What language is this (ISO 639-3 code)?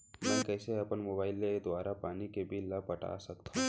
hne